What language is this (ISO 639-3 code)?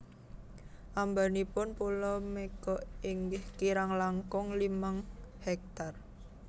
jav